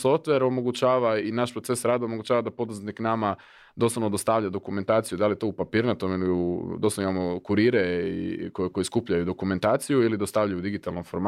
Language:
Croatian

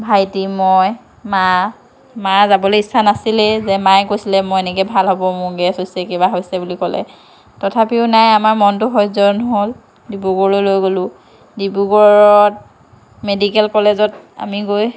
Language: Assamese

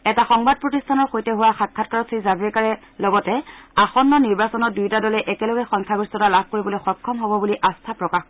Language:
Assamese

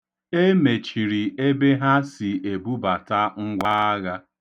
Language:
Igbo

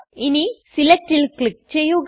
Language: Malayalam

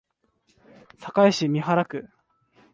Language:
Japanese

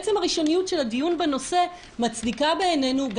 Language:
Hebrew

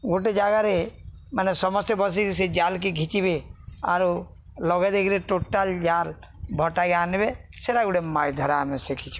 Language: Odia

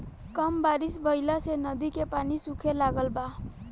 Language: Bhojpuri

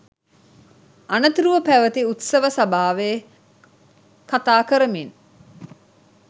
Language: Sinhala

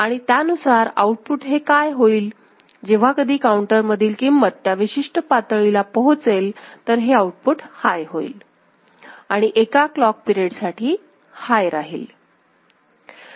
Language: Marathi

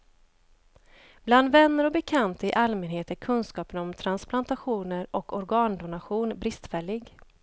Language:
Swedish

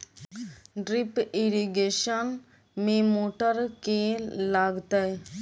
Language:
Maithili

